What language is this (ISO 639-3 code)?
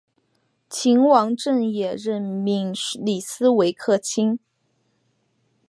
zho